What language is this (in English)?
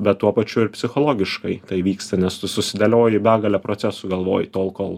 Lithuanian